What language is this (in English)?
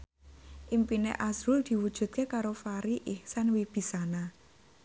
Javanese